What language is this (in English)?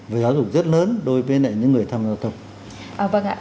Vietnamese